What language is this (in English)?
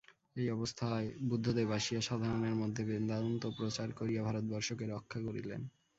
Bangla